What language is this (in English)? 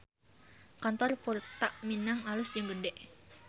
Sundanese